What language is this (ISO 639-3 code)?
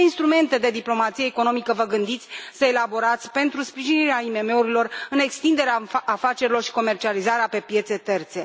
ron